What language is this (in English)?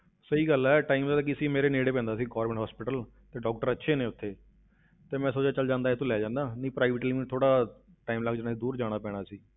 Punjabi